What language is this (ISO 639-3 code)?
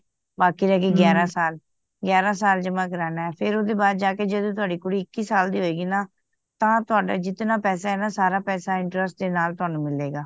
pan